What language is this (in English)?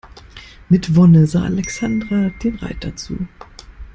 German